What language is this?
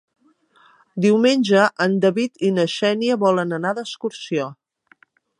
Catalan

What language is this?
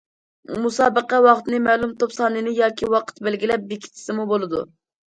Uyghur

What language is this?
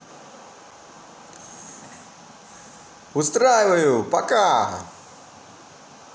Russian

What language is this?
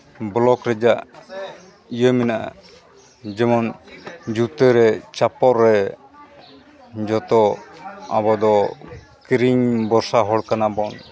Santali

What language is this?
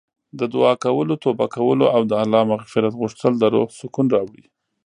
Pashto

